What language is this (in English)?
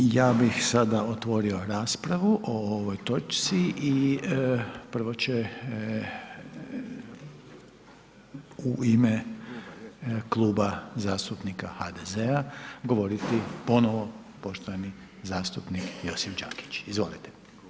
Croatian